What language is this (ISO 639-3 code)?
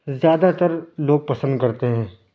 urd